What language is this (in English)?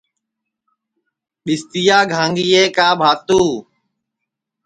Sansi